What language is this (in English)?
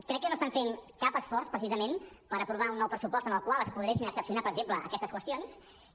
Catalan